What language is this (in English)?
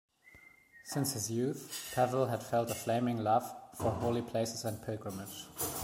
English